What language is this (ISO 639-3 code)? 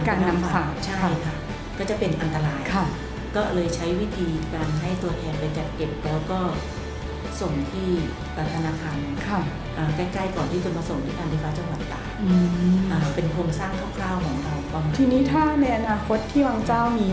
tha